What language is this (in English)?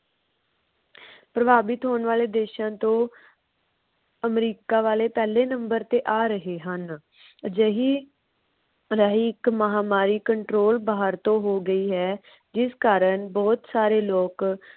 Punjabi